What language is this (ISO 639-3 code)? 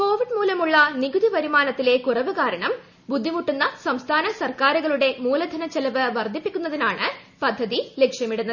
mal